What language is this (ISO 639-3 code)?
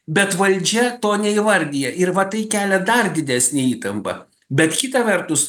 lit